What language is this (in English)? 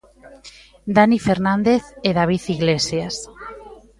Galician